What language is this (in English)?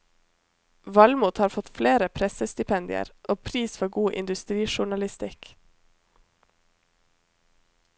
Norwegian